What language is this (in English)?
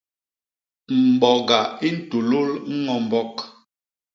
Basaa